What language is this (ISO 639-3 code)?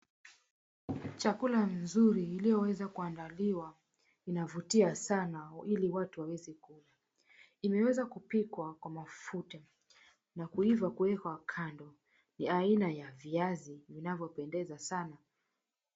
swa